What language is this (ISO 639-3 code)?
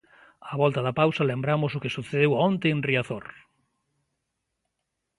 glg